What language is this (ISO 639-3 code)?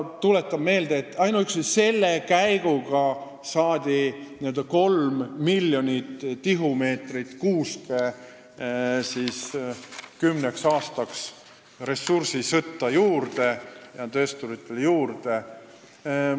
est